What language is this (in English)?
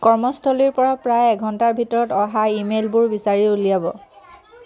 Assamese